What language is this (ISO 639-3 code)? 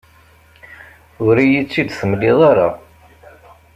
kab